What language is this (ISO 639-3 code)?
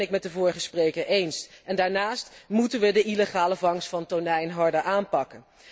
nld